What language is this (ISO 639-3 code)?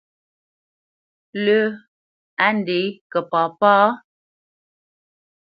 bce